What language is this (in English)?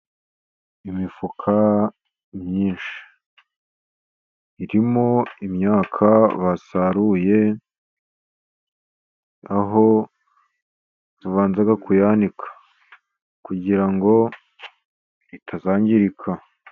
Kinyarwanda